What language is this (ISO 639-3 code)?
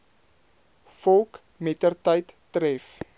afr